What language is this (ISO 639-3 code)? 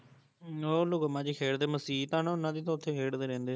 pan